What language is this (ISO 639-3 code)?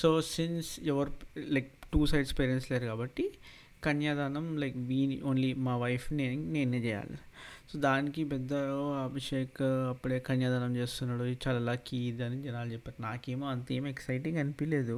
tel